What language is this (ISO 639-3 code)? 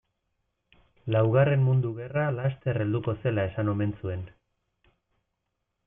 eus